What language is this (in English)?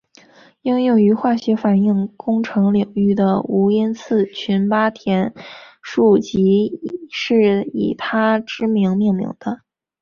Chinese